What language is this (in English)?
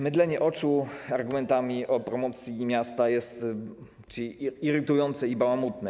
Polish